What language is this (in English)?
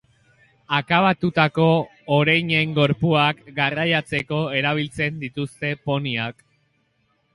Basque